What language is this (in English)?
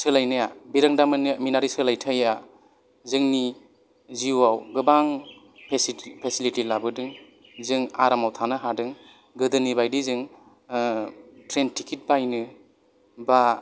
Bodo